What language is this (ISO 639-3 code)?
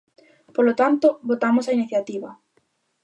glg